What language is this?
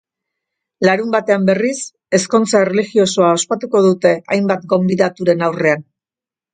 Basque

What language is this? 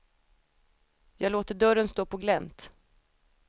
Swedish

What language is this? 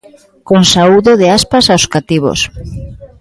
Galician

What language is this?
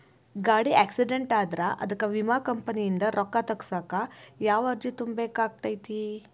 Kannada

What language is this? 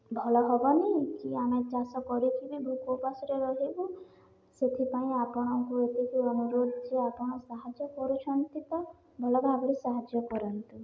Odia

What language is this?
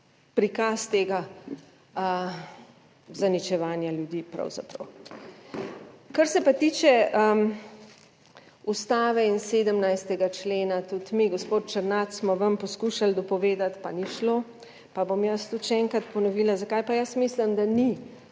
Slovenian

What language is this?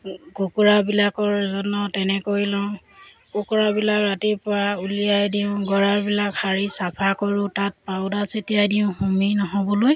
Assamese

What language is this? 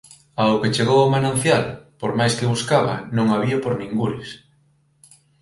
Galician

